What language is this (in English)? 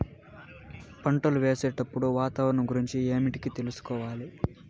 Telugu